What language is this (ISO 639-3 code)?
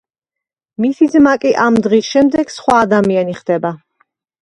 kat